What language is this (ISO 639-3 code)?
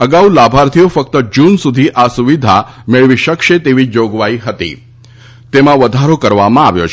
guj